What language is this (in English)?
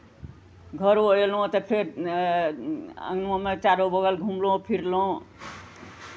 Maithili